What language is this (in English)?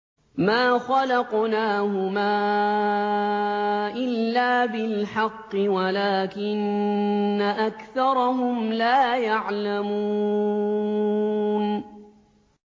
Arabic